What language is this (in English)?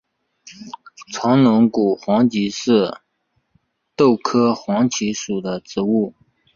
Chinese